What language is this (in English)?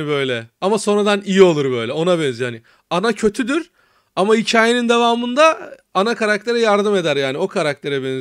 Turkish